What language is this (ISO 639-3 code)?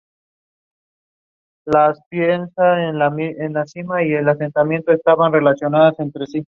spa